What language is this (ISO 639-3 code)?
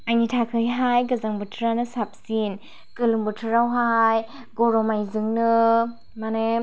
brx